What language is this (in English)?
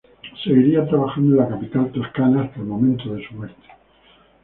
Spanish